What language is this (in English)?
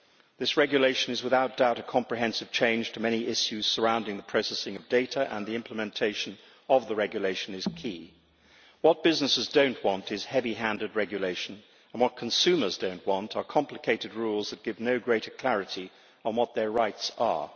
English